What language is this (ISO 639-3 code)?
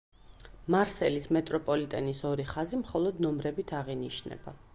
kat